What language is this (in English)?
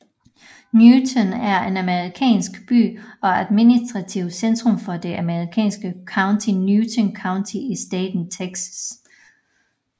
Danish